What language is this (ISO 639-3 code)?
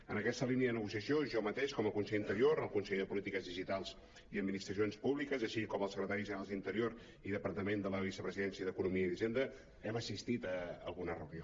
cat